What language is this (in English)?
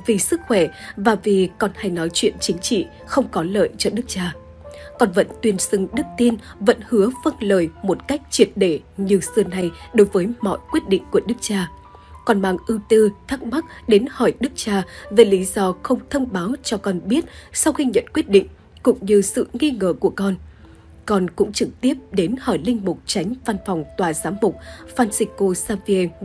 Vietnamese